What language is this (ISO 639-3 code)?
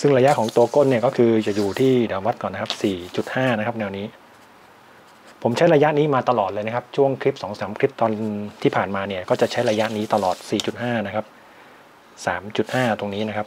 tha